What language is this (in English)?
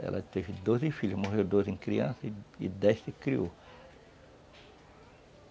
Portuguese